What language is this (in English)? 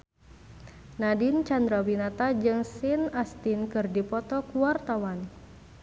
Sundanese